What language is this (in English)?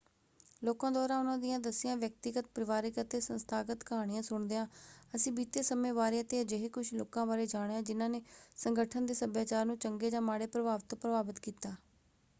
Punjabi